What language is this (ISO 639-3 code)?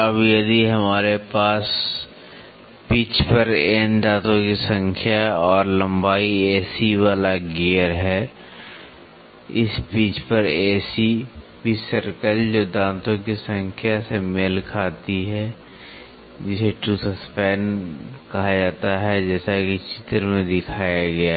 hin